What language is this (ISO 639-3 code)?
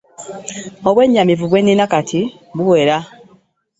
lug